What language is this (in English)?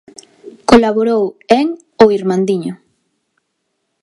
Galician